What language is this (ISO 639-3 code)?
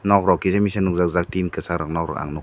trp